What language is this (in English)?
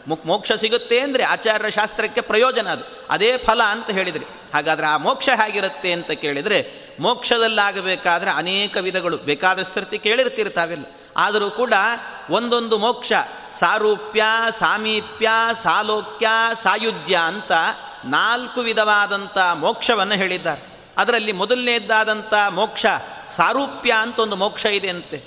Kannada